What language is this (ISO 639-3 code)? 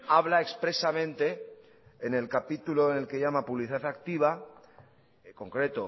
spa